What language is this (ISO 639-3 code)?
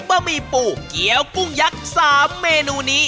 tha